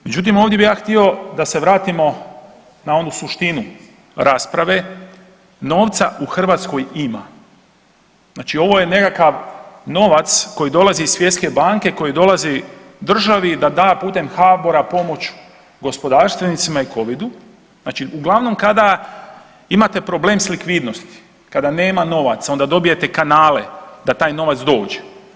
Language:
Croatian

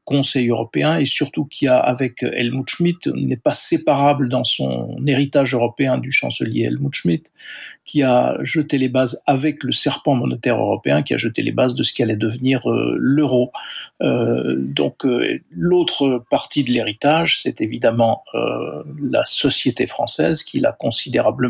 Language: French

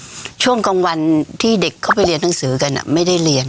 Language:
Thai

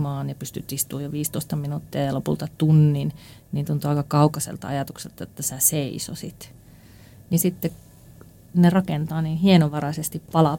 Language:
Finnish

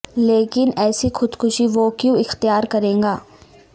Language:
Urdu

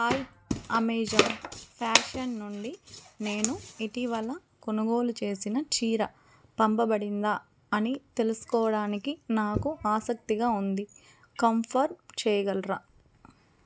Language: Telugu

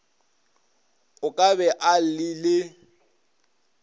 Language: Northern Sotho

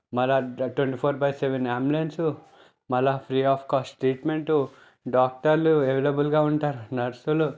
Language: Telugu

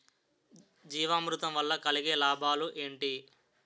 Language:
Telugu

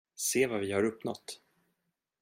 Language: Swedish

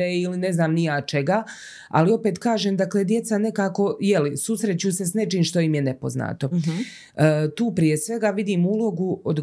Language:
Croatian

